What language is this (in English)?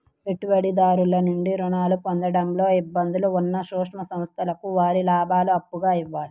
Telugu